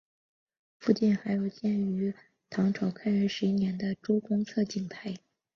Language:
Chinese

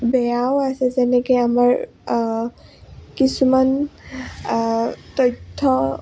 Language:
Assamese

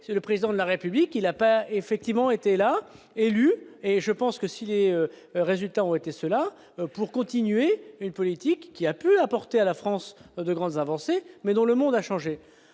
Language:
French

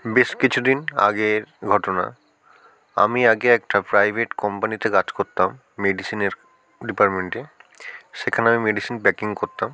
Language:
Bangla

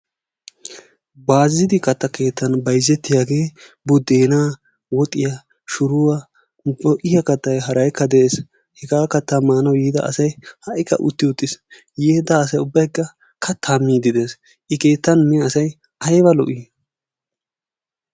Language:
Wolaytta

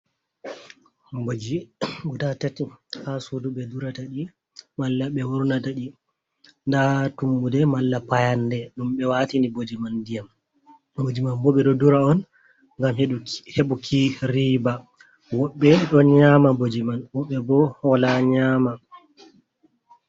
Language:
Fula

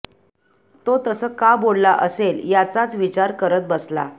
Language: Marathi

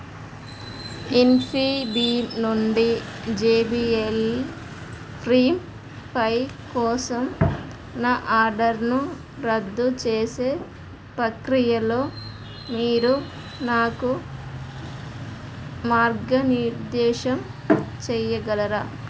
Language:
Telugu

